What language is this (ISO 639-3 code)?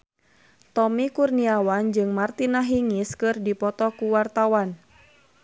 sun